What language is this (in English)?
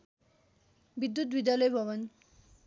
Nepali